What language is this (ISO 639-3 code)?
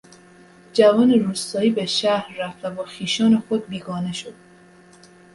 fas